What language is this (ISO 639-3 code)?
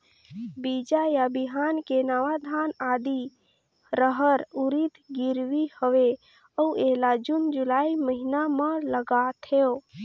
hne